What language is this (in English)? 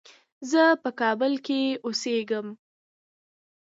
Pashto